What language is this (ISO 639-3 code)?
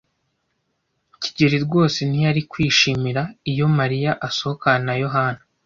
kin